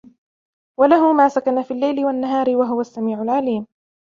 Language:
Arabic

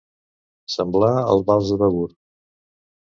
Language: Catalan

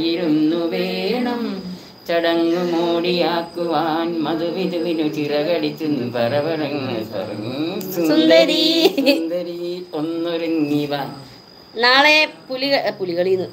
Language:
Malayalam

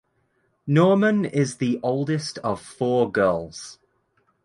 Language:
English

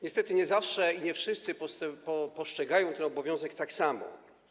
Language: Polish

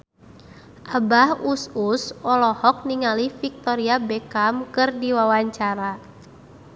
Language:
Sundanese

